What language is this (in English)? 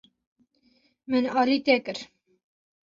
Kurdish